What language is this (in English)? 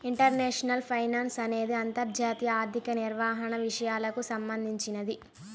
Telugu